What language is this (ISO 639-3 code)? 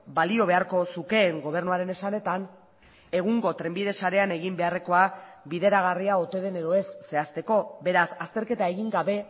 eus